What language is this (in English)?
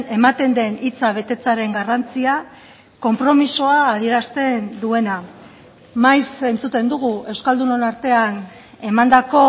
Basque